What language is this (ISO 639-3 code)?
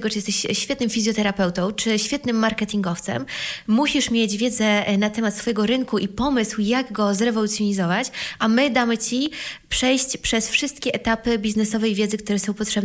pol